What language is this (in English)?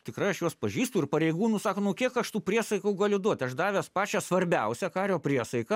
Lithuanian